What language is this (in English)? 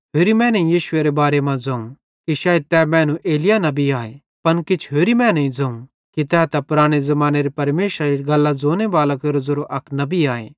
Bhadrawahi